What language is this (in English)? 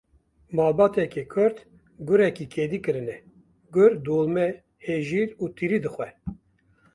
Kurdish